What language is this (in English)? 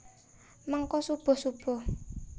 Javanese